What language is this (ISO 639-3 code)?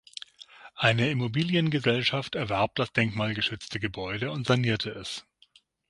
deu